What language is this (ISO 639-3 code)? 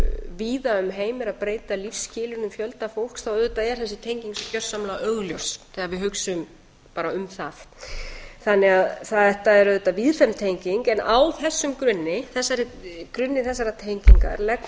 isl